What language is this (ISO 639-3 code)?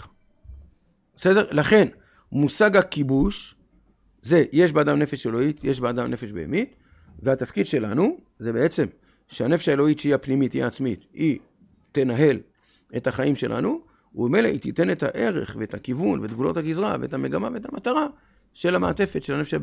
heb